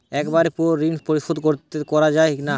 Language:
Bangla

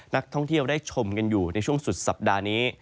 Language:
Thai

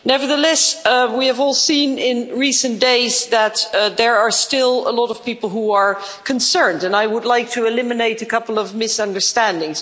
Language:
English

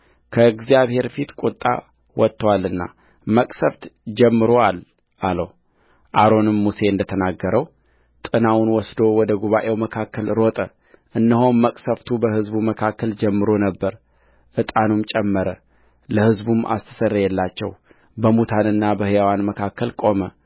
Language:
Amharic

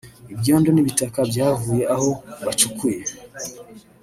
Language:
Kinyarwanda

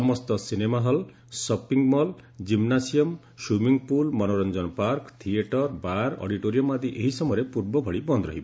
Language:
Odia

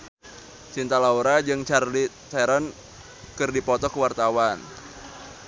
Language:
Sundanese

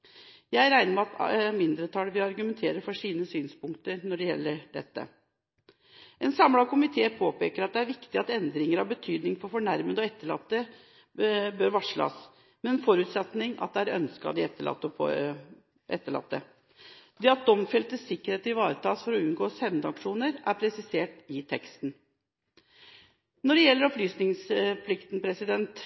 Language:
Norwegian Bokmål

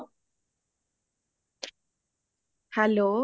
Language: Punjabi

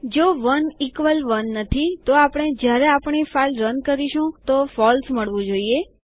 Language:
Gujarati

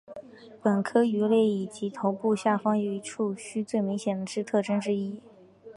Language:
Chinese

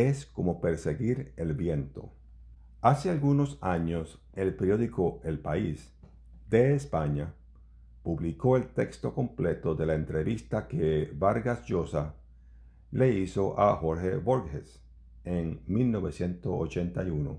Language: Spanish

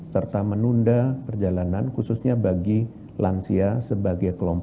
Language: Indonesian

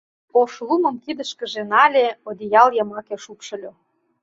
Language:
Mari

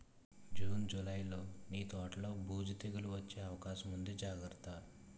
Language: Telugu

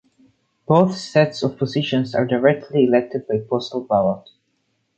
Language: English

